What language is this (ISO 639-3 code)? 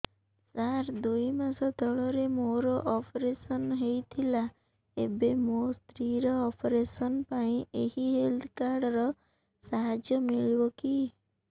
ori